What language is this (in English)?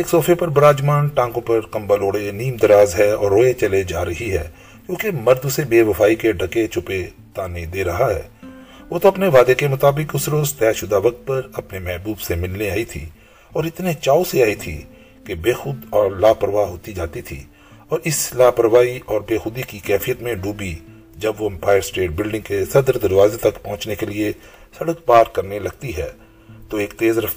Urdu